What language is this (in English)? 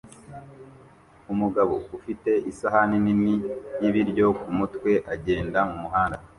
Kinyarwanda